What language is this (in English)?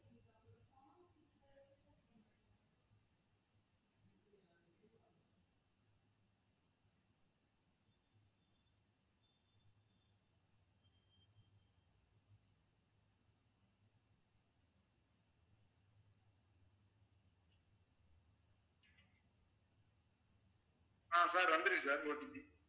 Tamil